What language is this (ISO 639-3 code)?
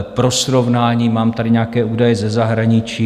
ces